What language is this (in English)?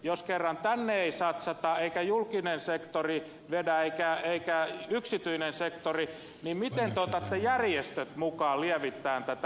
Finnish